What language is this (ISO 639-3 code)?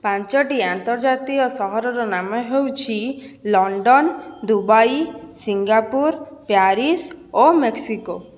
ori